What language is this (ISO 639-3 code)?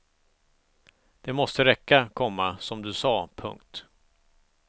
swe